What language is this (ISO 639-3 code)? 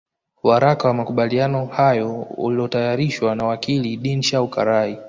swa